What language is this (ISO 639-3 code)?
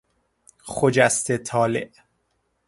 fas